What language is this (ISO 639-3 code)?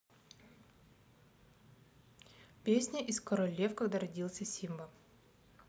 rus